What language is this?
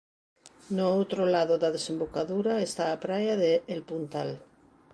Galician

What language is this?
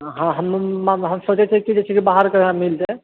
Maithili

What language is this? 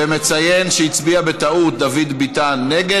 Hebrew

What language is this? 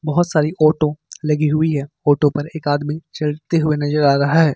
Hindi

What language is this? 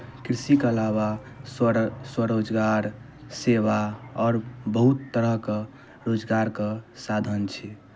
Maithili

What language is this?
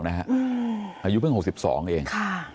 Thai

